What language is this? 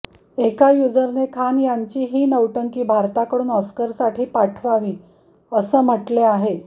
Marathi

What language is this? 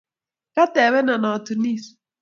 Kalenjin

